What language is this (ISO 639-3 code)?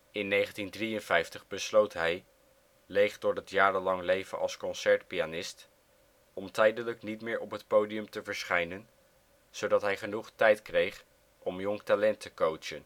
nld